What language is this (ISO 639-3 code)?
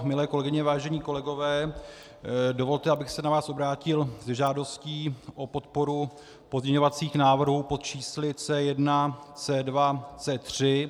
ces